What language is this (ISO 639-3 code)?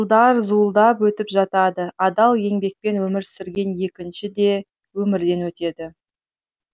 kaz